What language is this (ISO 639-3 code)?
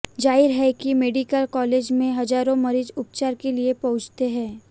hin